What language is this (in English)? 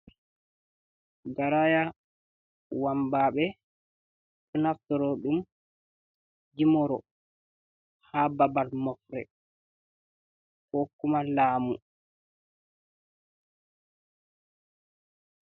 Fula